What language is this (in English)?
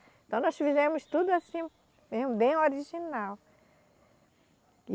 Portuguese